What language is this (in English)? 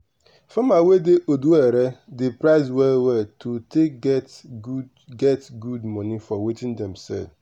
Nigerian Pidgin